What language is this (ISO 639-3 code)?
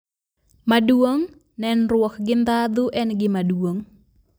luo